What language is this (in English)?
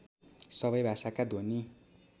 Nepali